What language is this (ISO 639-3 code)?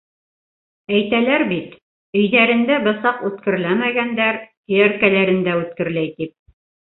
bak